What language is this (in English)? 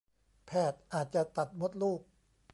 Thai